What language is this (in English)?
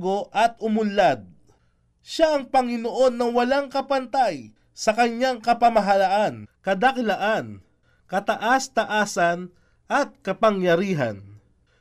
Filipino